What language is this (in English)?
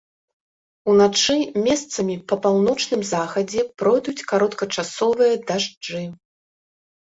Belarusian